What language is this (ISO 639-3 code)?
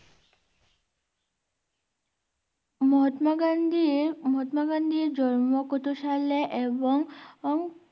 ben